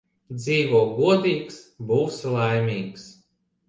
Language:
Latvian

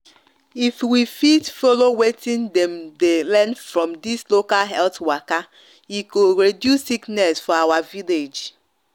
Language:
Nigerian Pidgin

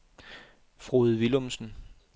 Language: Danish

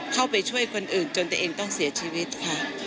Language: Thai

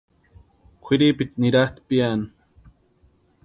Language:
Western Highland Purepecha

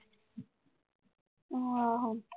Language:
Punjabi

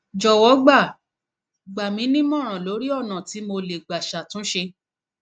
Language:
Yoruba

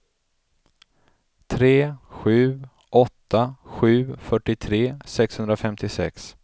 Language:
Swedish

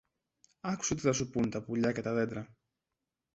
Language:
Greek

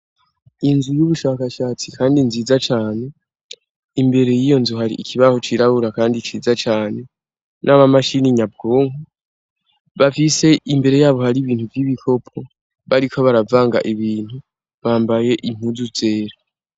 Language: Rundi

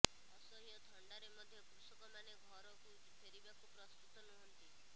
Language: Odia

